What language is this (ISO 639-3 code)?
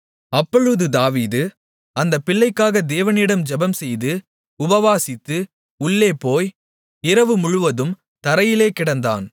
tam